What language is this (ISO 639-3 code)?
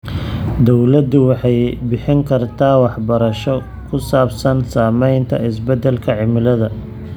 som